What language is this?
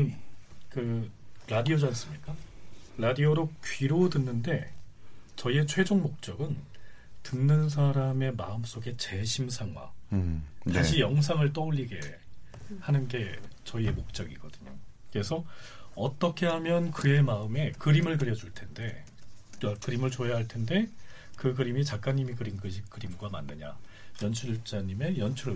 Korean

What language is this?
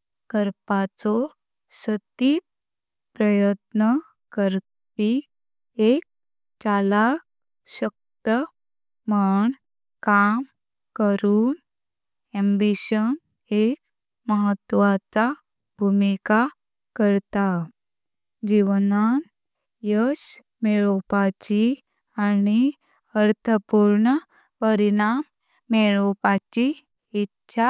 Konkani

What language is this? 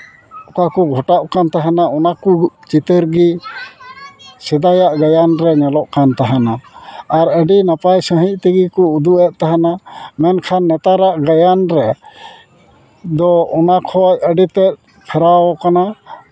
Santali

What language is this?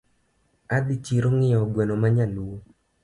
Luo (Kenya and Tanzania)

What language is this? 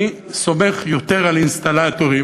Hebrew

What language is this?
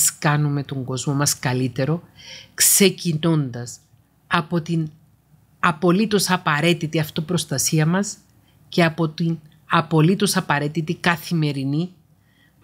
Greek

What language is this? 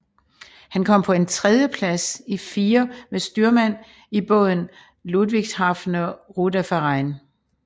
Danish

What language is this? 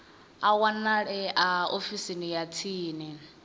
Venda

